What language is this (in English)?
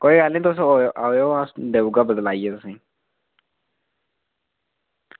Dogri